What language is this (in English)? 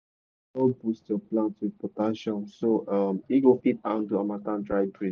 Nigerian Pidgin